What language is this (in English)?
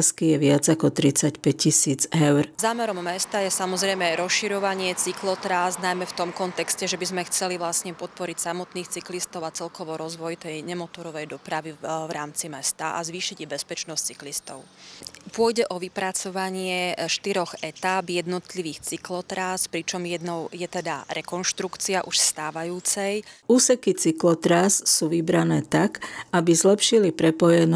Slovak